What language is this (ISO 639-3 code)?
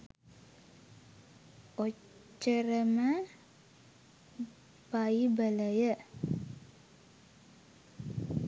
sin